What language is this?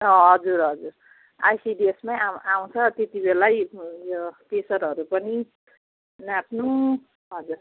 Nepali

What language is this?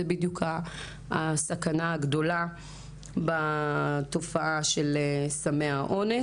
Hebrew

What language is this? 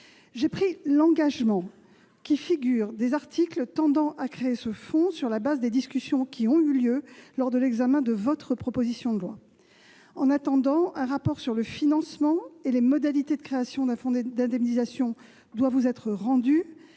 French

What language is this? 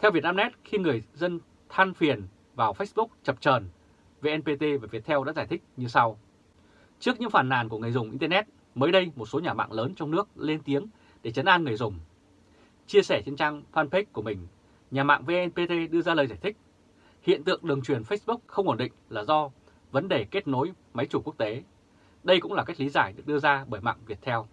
Vietnamese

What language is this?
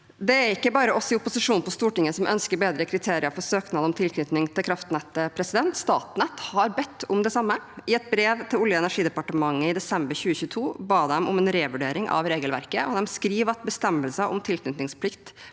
Norwegian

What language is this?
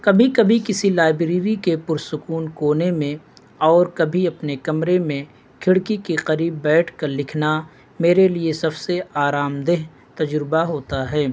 Urdu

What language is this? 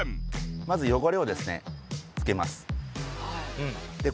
Japanese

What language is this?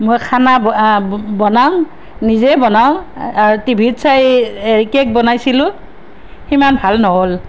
Assamese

